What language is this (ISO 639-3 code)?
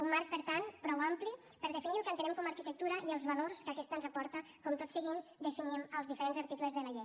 cat